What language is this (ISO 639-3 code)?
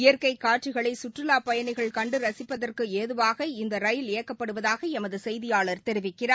tam